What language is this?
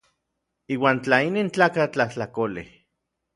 Orizaba Nahuatl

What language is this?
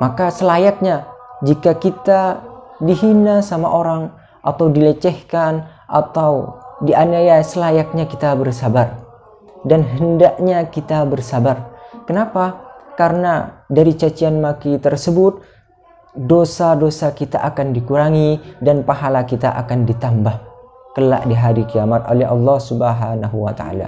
Indonesian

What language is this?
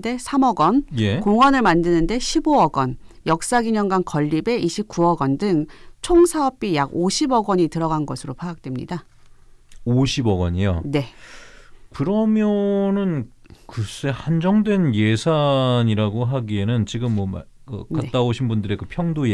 Korean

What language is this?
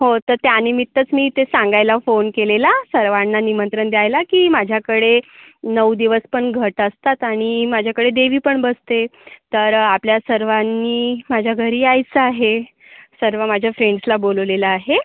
Marathi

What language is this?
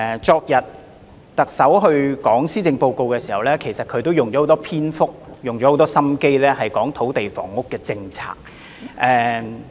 Cantonese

